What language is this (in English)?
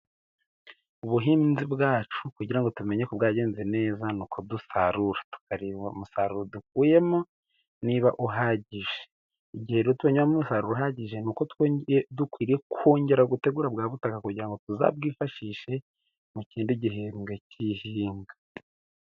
Kinyarwanda